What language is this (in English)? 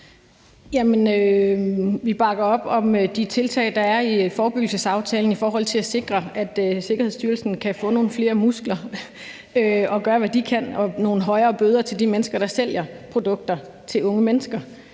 Danish